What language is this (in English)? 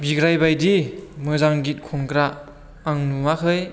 Bodo